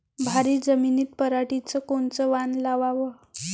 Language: Marathi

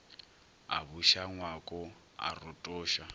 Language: Northern Sotho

